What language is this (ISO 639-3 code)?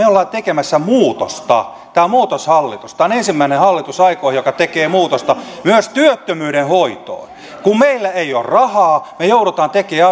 fin